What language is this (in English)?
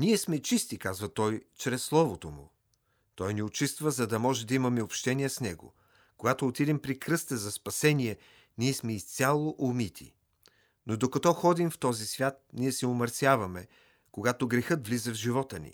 Bulgarian